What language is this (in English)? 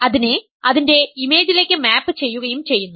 Malayalam